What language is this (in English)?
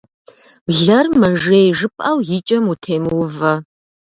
Kabardian